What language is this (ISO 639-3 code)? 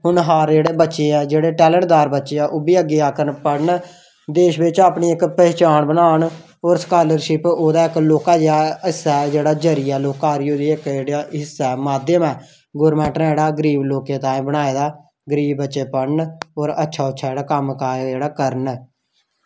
doi